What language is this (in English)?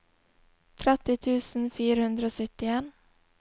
Norwegian